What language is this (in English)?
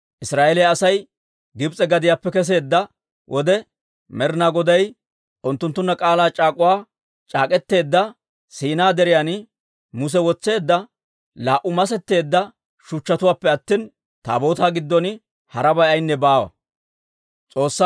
Dawro